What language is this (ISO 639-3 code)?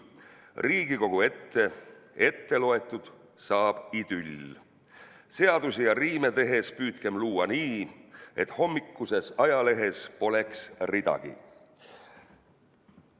est